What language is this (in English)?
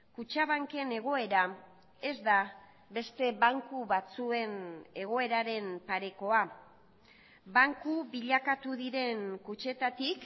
Basque